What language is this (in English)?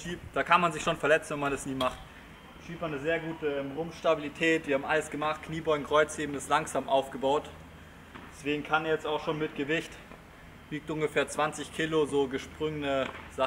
German